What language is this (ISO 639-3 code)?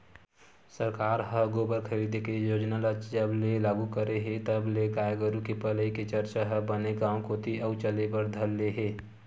hne